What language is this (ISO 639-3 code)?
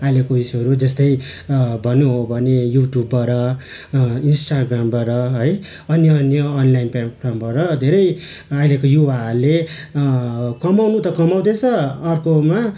nep